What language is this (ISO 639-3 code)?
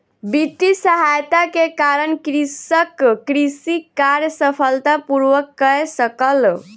mai